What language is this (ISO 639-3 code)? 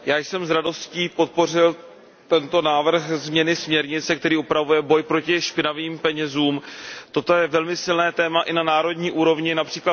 ces